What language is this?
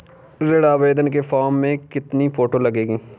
Hindi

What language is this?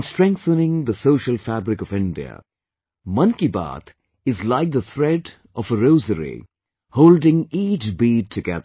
English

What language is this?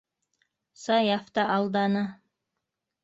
Bashkir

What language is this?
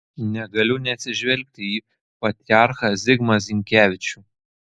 Lithuanian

